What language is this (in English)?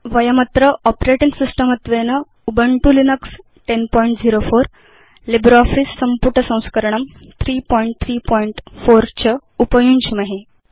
Sanskrit